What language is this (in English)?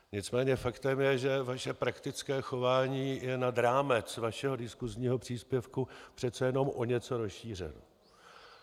Czech